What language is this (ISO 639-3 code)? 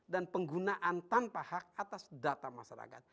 ind